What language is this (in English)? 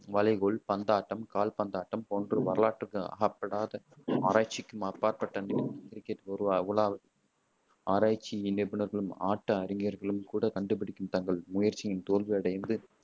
Tamil